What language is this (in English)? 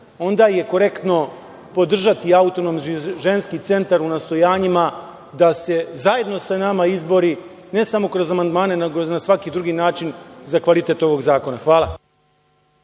Serbian